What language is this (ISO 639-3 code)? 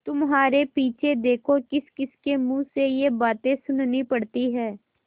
hin